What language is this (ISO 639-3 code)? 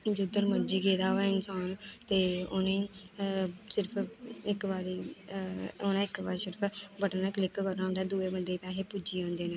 doi